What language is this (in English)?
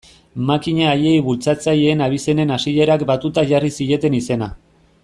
Basque